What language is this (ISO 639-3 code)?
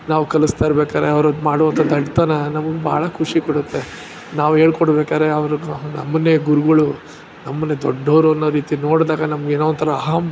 kan